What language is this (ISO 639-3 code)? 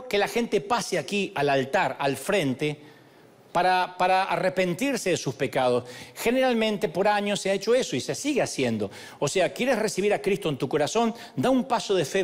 spa